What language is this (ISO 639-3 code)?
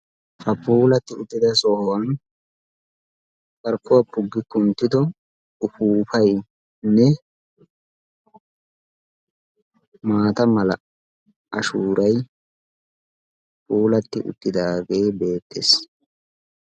wal